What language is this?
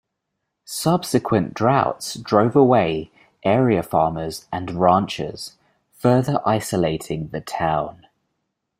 English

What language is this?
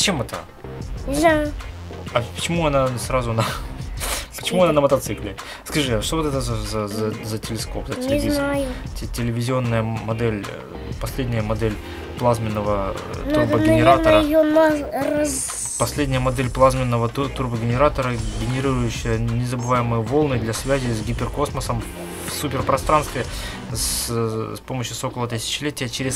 Russian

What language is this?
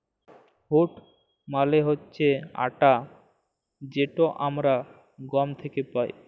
Bangla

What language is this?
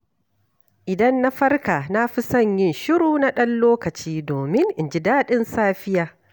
Hausa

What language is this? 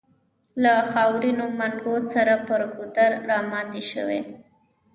Pashto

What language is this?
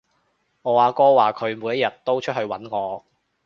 Cantonese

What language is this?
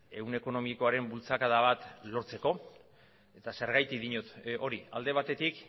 Basque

